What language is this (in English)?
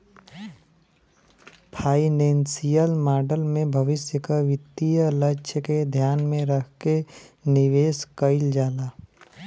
Bhojpuri